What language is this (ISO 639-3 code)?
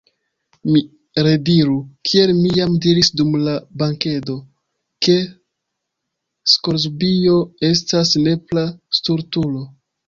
epo